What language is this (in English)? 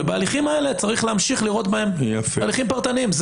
Hebrew